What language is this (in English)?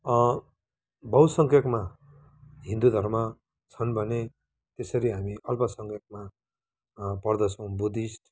Nepali